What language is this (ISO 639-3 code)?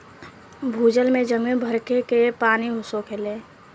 bho